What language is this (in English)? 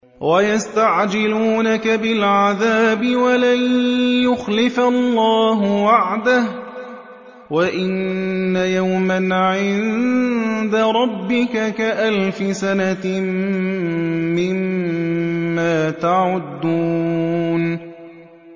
Arabic